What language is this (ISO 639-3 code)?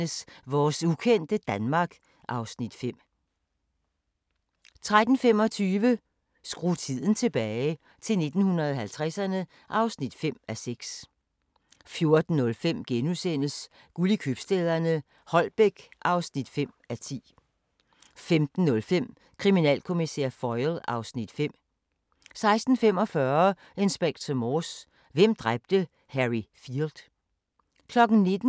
dan